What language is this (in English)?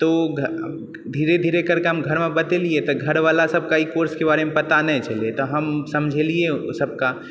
Maithili